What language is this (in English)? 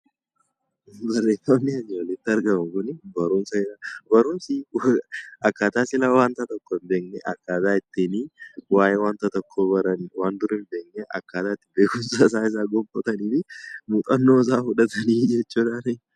Oromo